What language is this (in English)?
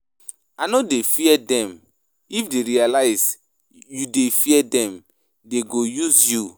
Nigerian Pidgin